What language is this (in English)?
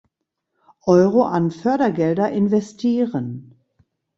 German